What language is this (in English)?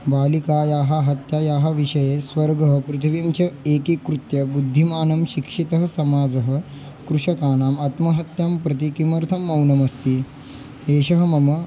Sanskrit